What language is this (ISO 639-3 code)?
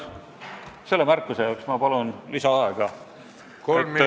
est